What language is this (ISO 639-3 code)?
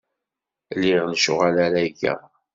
kab